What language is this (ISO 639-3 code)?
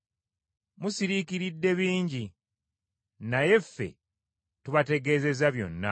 lug